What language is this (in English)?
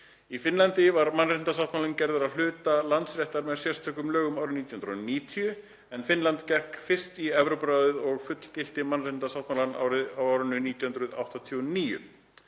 Icelandic